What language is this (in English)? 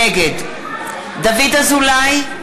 Hebrew